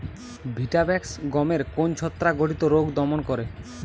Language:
Bangla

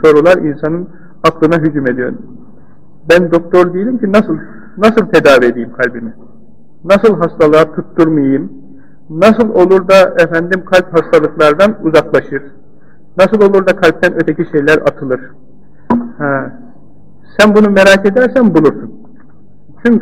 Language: Turkish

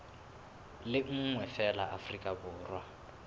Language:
Southern Sotho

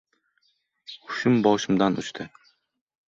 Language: Uzbek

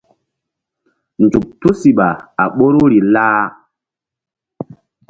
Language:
Mbum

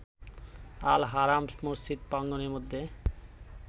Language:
Bangla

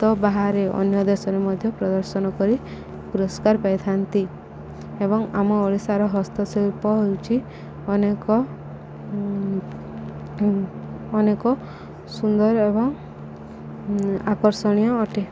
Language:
Odia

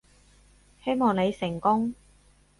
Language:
Cantonese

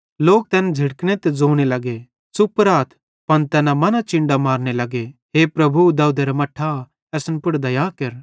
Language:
Bhadrawahi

